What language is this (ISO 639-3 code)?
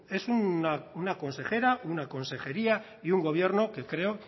spa